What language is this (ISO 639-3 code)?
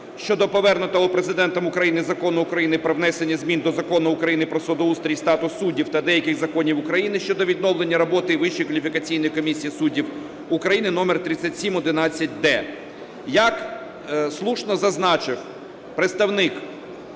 ukr